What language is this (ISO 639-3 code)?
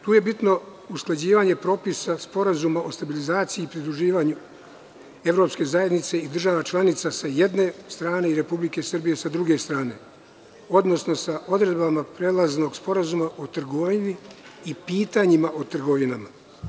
srp